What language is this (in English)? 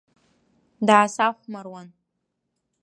Abkhazian